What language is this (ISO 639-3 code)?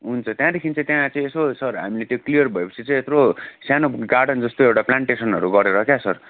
nep